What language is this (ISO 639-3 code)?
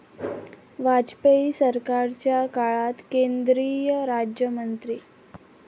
mar